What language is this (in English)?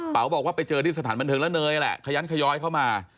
Thai